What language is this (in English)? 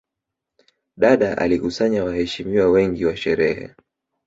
Swahili